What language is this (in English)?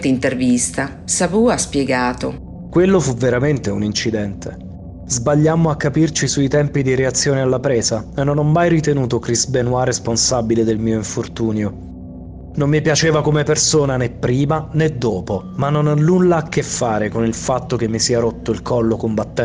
Italian